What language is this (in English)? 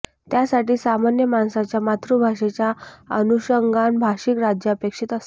Marathi